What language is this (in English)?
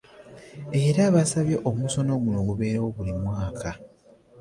Ganda